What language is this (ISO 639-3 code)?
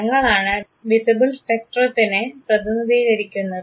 mal